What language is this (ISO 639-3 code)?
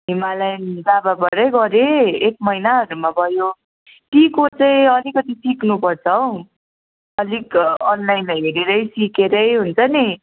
nep